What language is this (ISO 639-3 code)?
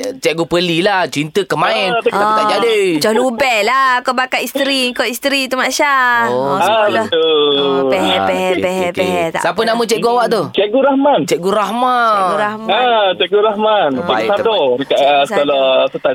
msa